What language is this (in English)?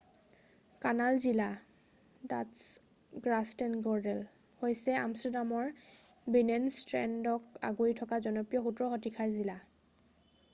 Assamese